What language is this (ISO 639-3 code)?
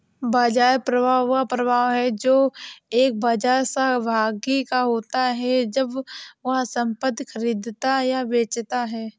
hin